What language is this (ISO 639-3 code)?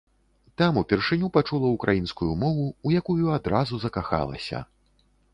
bel